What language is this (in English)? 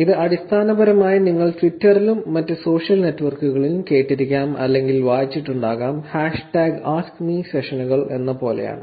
Malayalam